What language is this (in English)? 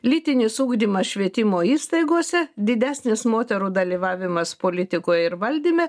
Lithuanian